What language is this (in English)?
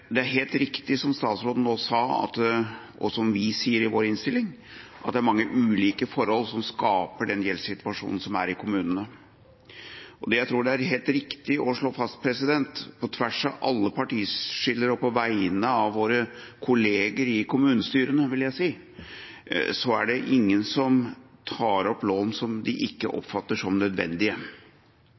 Norwegian Bokmål